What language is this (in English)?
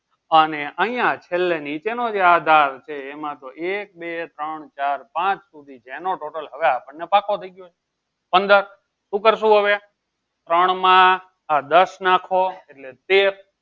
Gujarati